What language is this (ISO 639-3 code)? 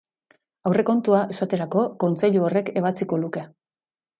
eus